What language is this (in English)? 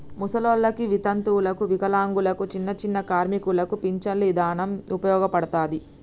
Telugu